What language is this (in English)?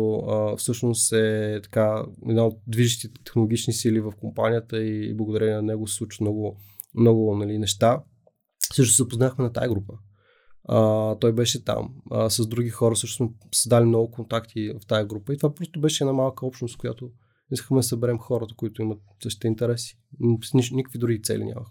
Bulgarian